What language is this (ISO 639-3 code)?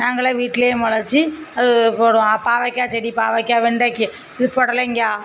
tam